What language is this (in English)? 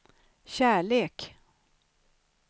Swedish